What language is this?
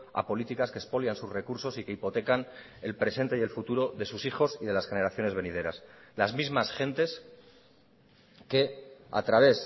Spanish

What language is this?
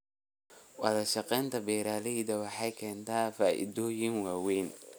Somali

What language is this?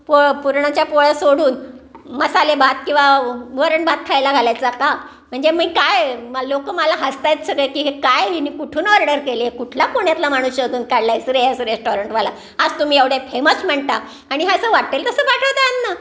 Marathi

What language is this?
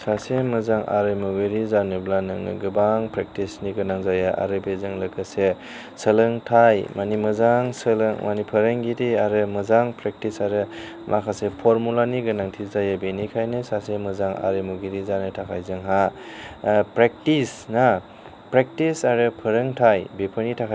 Bodo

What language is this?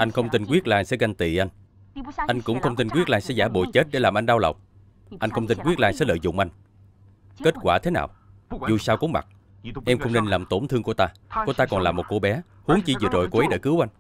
Vietnamese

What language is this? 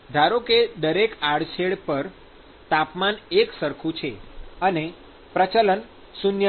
Gujarati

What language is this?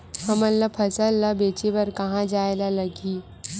Chhattisgarhi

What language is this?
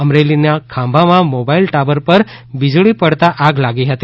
Gujarati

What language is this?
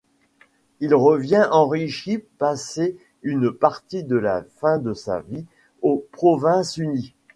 French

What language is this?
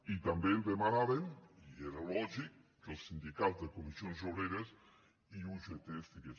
Catalan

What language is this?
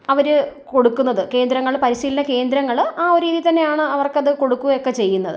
Malayalam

